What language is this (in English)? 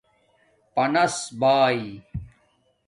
Domaaki